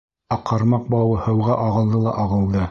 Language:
Bashkir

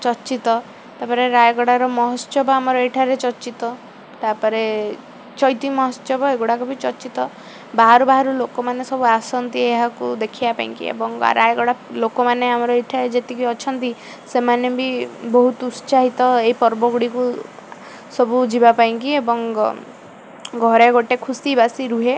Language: Odia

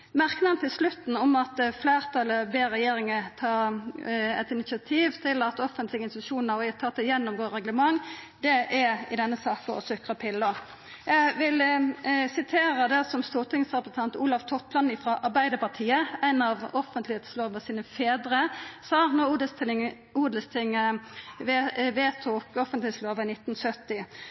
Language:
Norwegian Nynorsk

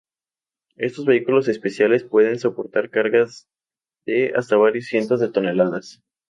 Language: Spanish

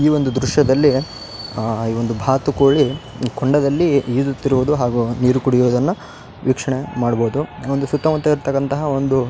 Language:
Kannada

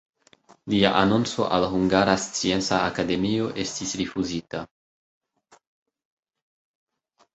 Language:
Esperanto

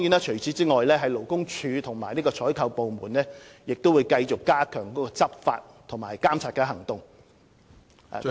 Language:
Cantonese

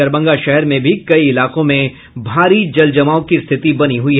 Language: Hindi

